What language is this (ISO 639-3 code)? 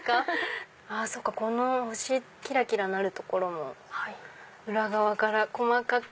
jpn